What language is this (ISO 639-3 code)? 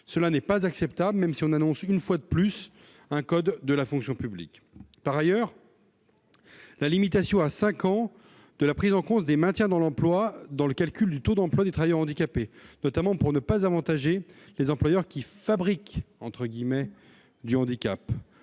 fra